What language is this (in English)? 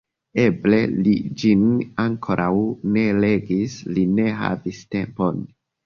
Esperanto